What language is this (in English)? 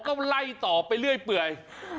Thai